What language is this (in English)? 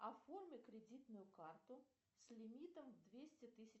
Russian